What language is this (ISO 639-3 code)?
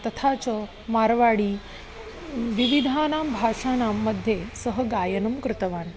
san